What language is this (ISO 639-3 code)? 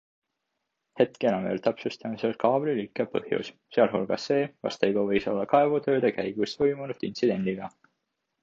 est